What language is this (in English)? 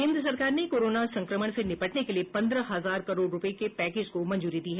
Hindi